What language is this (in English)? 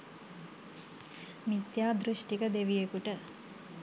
Sinhala